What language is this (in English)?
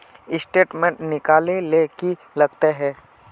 Magahi